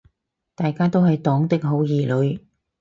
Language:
Cantonese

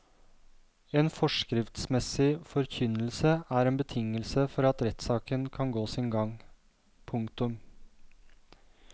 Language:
Norwegian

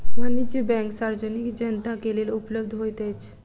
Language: Maithili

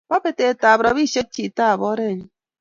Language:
Kalenjin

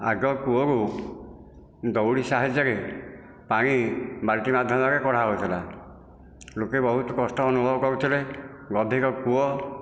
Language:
Odia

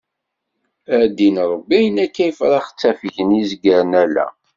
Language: Kabyle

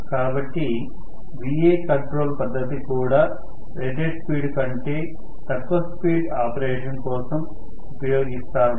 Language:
Telugu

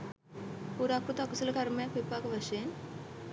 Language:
Sinhala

